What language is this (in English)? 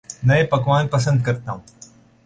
Urdu